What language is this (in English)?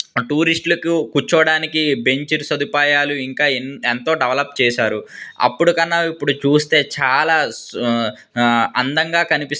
Telugu